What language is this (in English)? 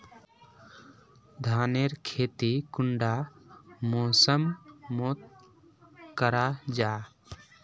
Magahi